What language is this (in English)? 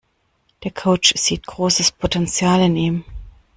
German